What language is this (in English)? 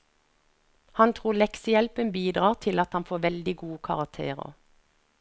Norwegian